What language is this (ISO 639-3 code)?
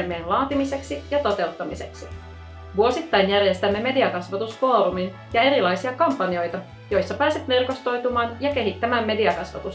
fin